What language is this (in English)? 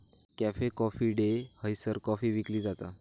Marathi